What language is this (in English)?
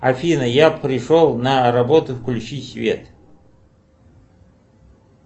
Russian